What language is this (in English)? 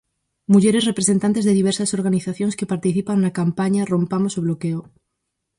Galician